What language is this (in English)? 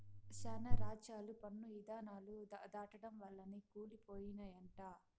Telugu